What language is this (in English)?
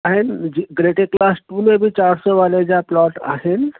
Sindhi